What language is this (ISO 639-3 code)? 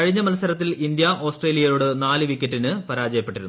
mal